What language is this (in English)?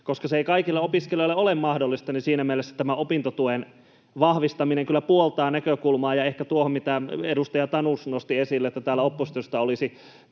Finnish